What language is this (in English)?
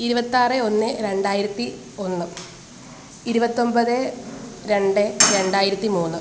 Malayalam